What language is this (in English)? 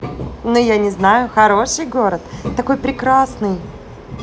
Russian